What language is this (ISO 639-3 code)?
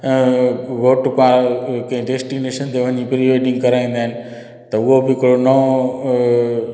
snd